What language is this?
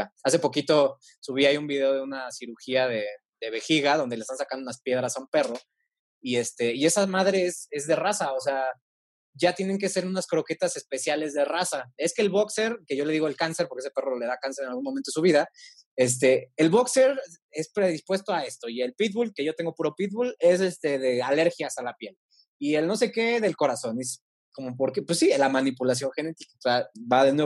Spanish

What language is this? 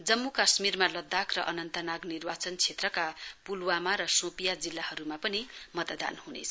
Nepali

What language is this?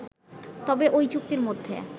Bangla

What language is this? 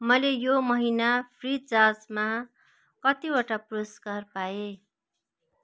Nepali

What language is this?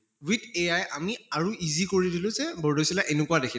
Assamese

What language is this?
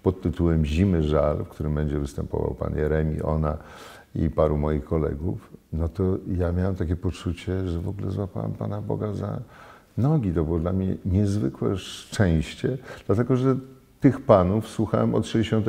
Polish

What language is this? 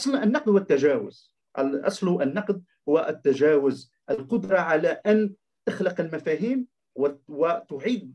Arabic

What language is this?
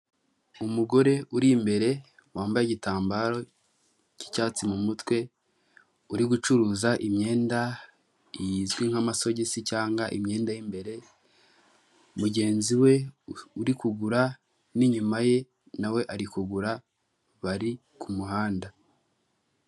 Kinyarwanda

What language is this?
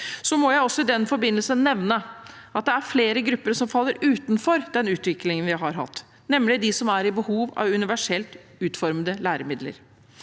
Norwegian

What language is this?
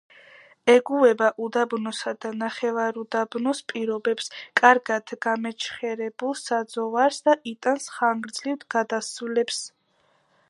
Georgian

